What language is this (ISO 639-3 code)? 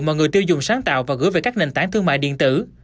vie